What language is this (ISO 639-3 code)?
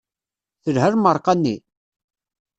kab